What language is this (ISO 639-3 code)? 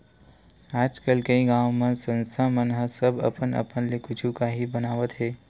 hne